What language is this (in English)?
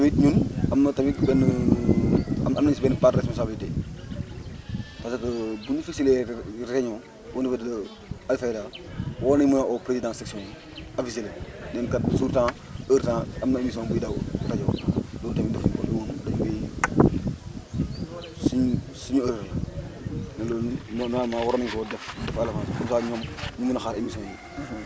Wolof